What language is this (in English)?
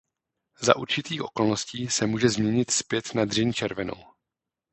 Czech